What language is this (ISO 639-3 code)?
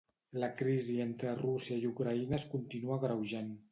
cat